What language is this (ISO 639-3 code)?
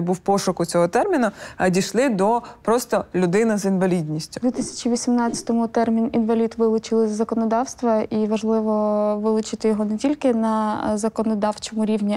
ukr